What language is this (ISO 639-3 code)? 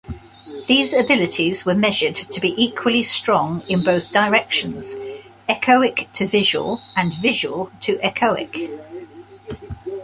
eng